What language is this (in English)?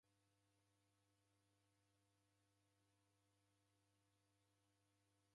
Taita